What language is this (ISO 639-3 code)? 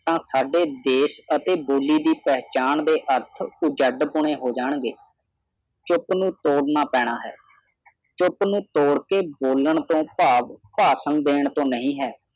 pan